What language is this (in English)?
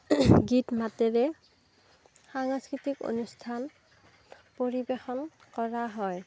Assamese